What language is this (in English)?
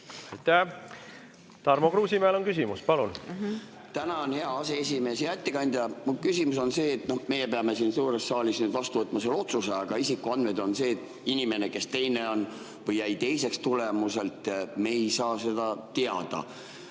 Estonian